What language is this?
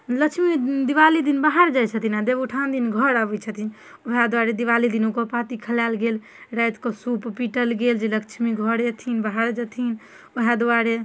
Maithili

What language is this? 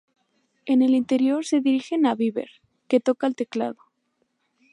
Spanish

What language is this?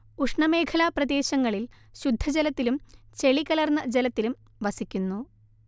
Malayalam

